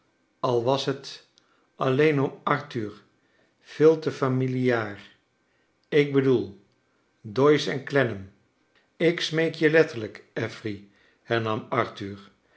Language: Dutch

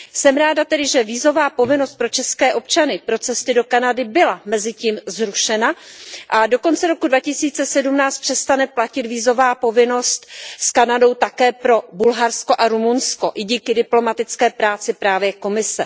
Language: Czech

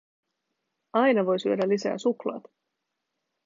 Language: Finnish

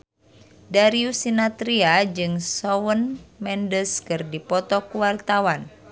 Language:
Sundanese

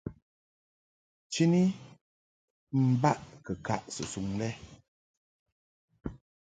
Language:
Mungaka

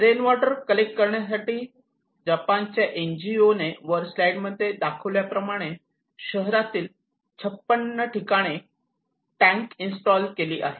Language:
Marathi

